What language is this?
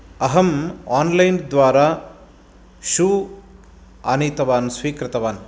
Sanskrit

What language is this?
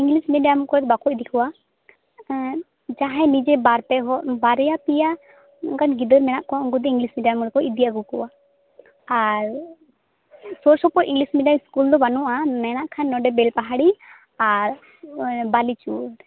Santali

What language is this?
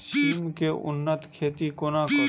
Maithili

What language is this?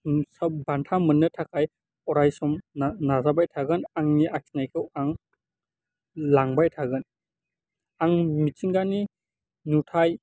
Bodo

